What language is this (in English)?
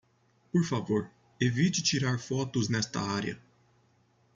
Portuguese